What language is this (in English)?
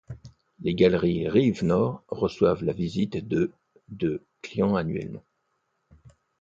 French